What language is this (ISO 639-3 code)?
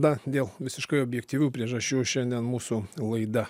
lit